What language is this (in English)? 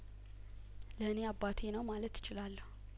Amharic